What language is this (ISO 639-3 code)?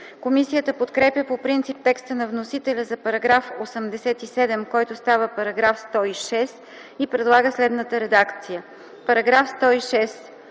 bul